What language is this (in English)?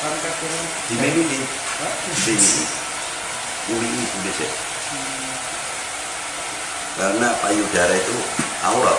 Indonesian